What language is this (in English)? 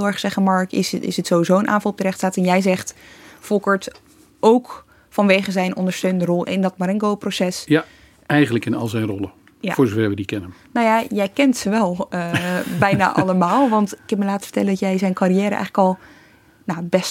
Dutch